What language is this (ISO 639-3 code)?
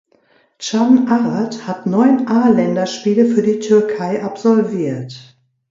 deu